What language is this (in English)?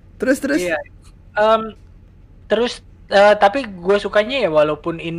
Indonesian